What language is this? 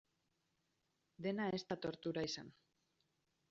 Basque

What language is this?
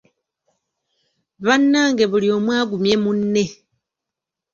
Ganda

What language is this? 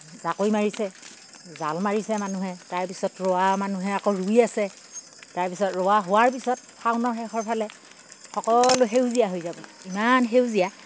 Assamese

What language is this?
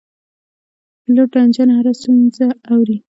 Pashto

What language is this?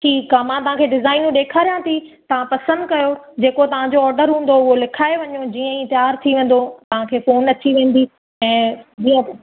Sindhi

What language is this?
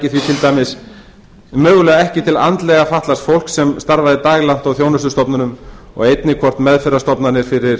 Icelandic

